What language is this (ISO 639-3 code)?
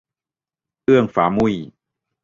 tha